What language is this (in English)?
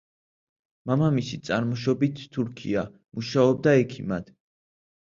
Georgian